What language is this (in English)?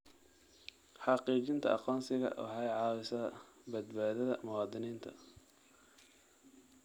Somali